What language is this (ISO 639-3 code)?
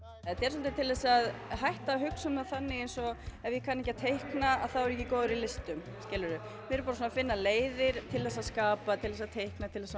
isl